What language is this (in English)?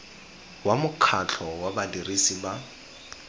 Tswana